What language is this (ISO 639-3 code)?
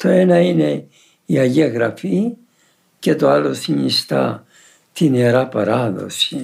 ell